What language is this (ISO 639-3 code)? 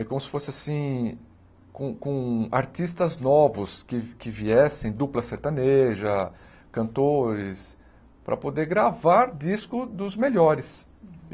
por